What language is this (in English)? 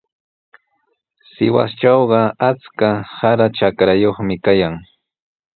Sihuas Ancash Quechua